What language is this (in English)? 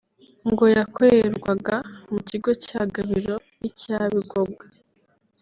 Kinyarwanda